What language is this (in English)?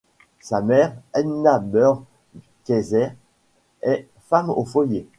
French